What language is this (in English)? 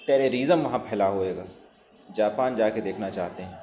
Urdu